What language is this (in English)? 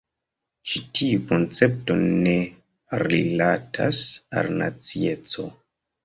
Esperanto